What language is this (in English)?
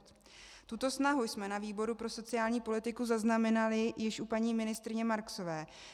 Czech